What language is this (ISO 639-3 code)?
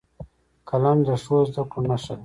pus